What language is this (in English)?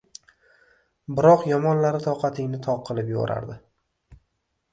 Uzbek